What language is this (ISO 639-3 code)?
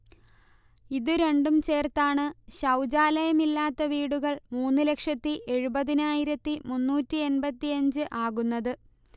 mal